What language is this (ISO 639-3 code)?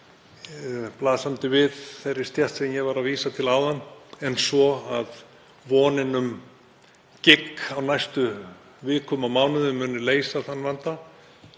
isl